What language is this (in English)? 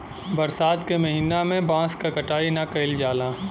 Bhojpuri